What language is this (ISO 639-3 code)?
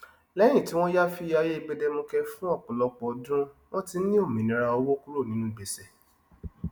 yor